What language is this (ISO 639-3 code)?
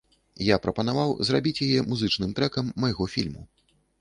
bel